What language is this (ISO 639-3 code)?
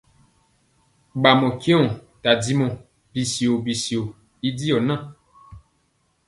mcx